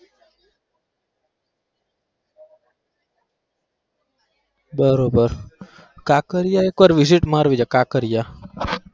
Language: Gujarati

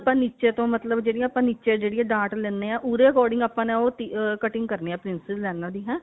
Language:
Punjabi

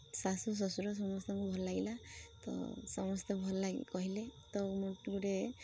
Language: Odia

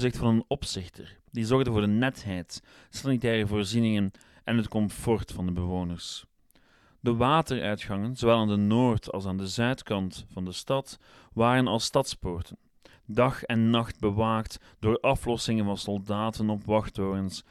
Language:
Dutch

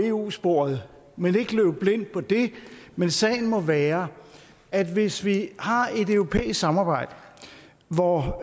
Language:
Danish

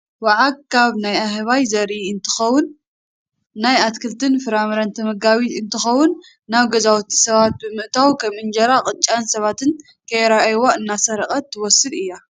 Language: Tigrinya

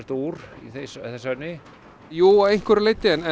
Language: Icelandic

